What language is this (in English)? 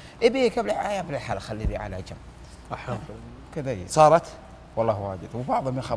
Arabic